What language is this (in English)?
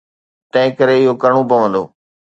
Sindhi